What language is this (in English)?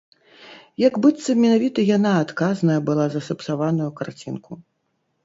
Belarusian